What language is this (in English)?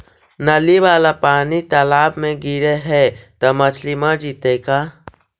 Magahi